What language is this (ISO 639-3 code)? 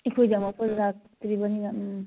mni